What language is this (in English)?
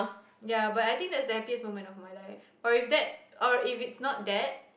English